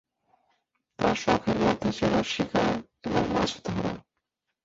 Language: Bangla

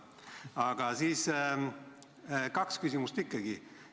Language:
Estonian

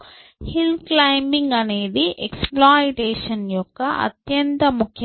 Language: Telugu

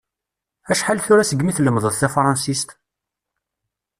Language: Kabyle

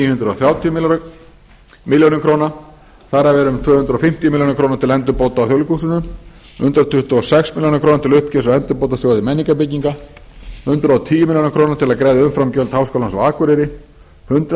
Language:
Icelandic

